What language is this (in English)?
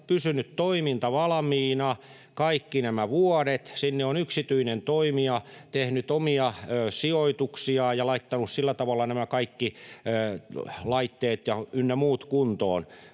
Finnish